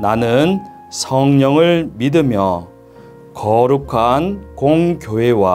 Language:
Korean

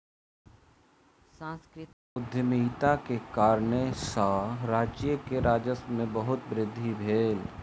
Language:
Maithili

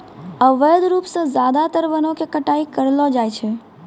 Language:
Maithili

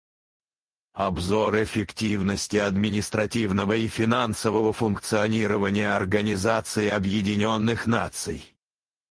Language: Russian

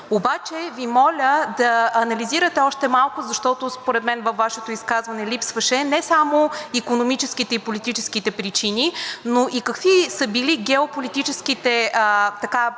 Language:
Bulgarian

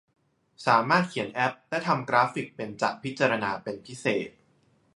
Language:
Thai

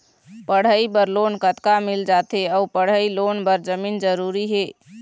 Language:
Chhattisgarhi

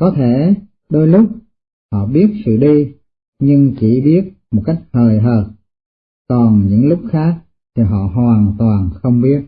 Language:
Vietnamese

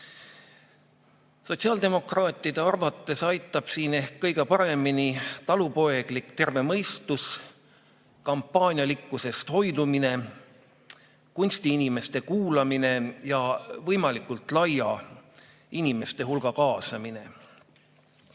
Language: Estonian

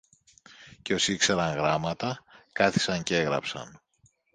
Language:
Greek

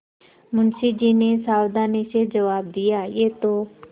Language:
Hindi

